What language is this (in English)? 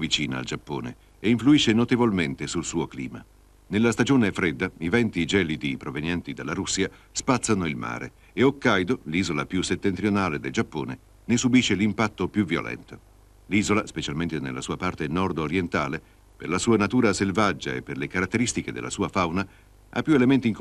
Italian